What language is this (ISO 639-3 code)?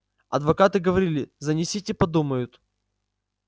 rus